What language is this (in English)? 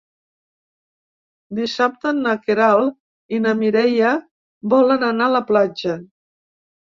Catalan